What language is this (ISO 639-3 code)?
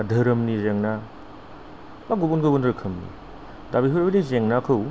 brx